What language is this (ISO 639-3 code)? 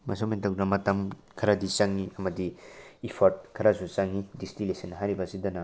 mni